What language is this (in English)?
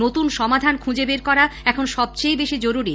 Bangla